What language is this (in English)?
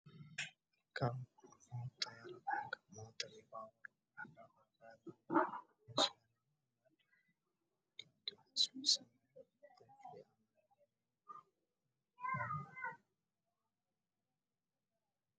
Somali